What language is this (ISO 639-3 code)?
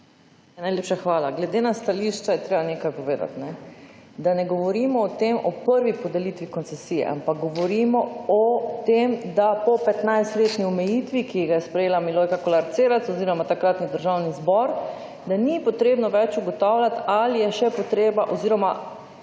slv